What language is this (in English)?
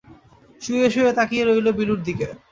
Bangla